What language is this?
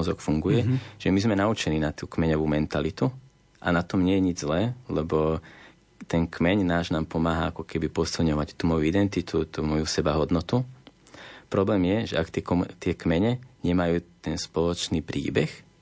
Slovak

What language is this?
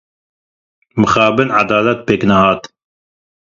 Kurdish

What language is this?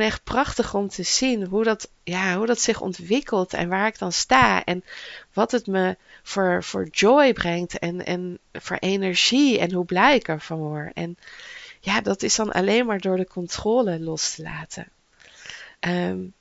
Dutch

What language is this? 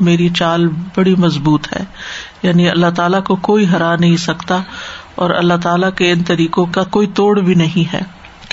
Urdu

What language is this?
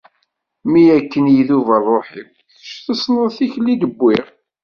Kabyle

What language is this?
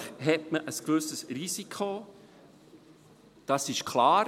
Swiss German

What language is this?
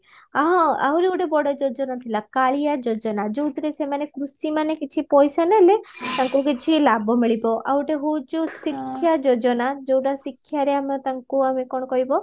Odia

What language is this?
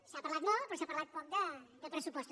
Catalan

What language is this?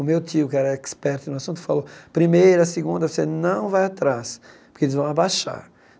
Portuguese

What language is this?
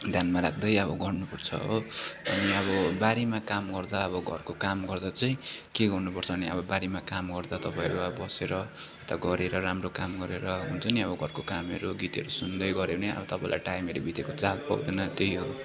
Nepali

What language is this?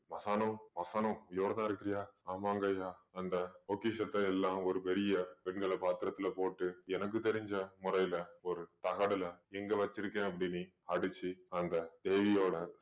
Tamil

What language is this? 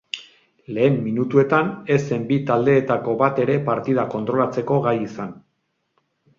Basque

